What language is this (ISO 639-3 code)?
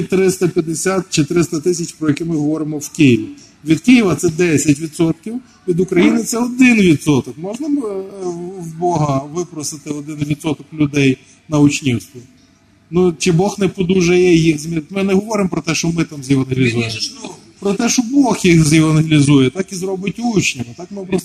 ukr